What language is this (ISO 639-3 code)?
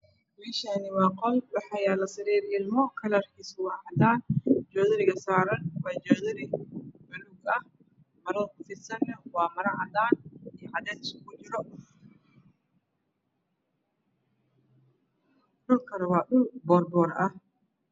som